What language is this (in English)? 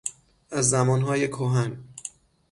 Persian